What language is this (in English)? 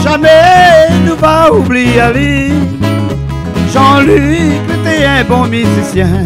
French